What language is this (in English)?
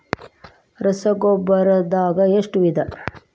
Kannada